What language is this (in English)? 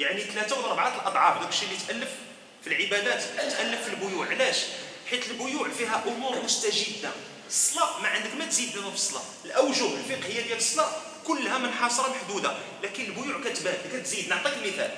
Arabic